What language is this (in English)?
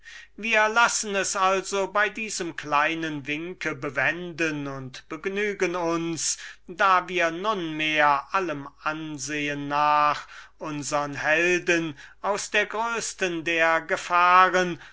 German